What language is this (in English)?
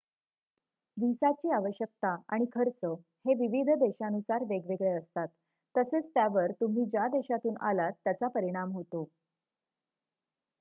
Marathi